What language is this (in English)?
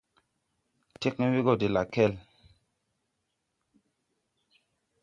Tupuri